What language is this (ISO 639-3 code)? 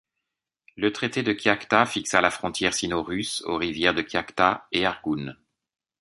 fra